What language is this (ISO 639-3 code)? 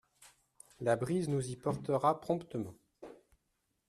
fra